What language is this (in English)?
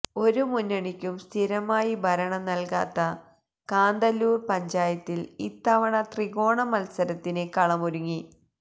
Malayalam